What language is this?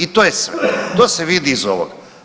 Croatian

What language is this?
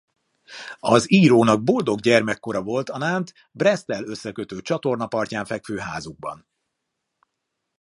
Hungarian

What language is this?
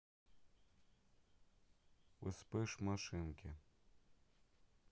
Russian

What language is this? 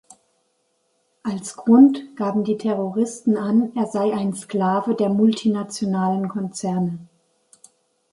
German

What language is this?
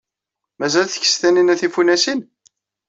Kabyle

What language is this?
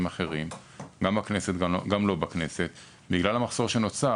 Hebrew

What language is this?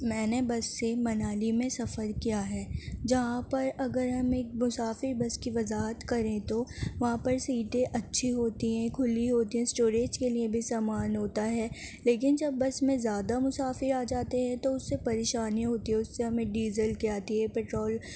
Urdu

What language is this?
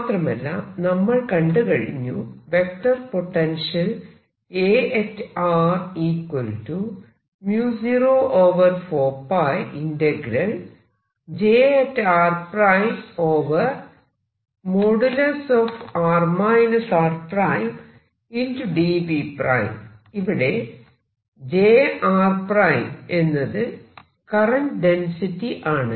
Malayalam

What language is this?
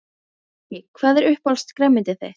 Icelandic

